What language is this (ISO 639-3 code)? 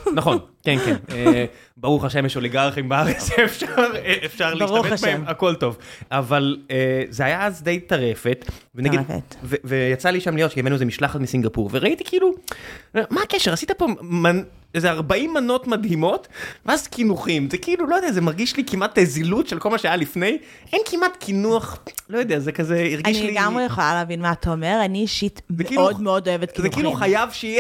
heb